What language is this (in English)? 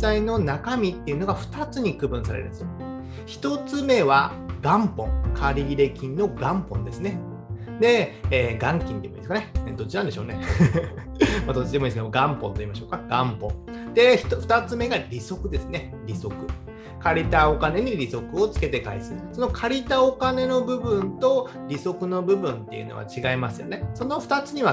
Japanese